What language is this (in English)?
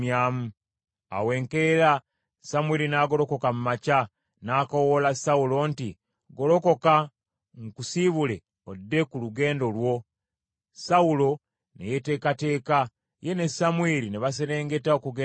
Ganda